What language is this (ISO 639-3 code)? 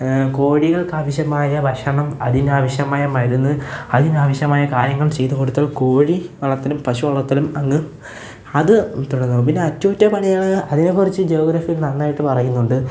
mal